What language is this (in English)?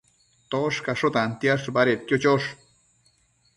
Matsés